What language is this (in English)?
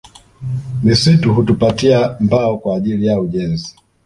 Swahili